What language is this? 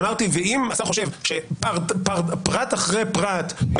Hebrew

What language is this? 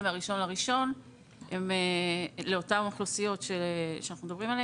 Hebrew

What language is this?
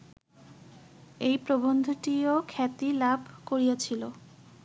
Bangla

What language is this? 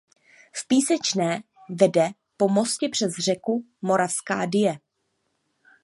Czech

